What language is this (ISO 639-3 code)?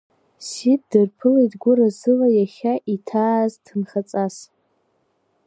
abk